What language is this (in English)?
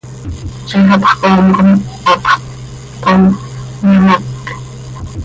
Seri